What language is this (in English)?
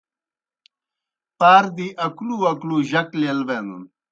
Kohistani Shina